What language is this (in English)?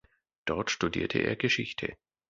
German